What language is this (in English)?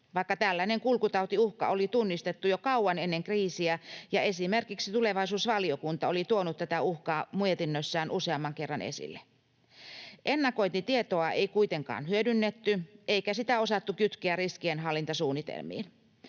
Finnish